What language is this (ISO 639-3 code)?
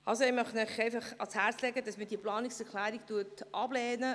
gsw